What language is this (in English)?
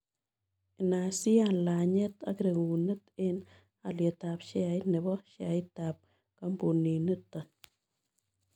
Kalenjin